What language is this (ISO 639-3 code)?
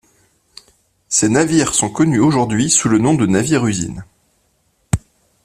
fra